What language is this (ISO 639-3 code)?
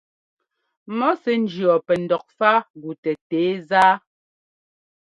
jgo